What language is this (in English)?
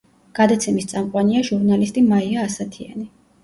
Georgian